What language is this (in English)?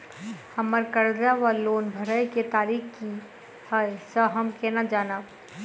Maithili